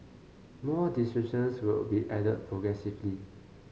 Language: English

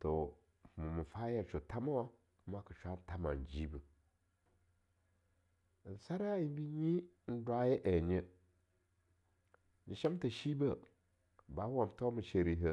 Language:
Longuda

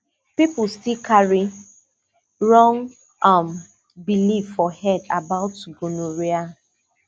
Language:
Nigerian Pidgin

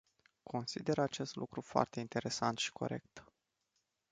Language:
Romanian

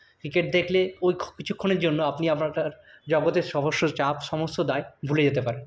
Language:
Bangla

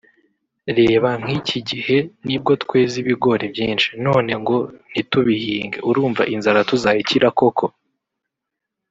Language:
Kinyarwanda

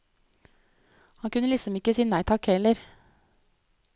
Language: Norwegian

